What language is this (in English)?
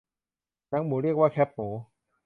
Thai